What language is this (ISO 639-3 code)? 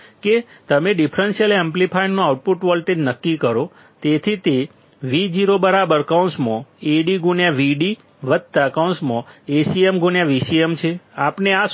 guj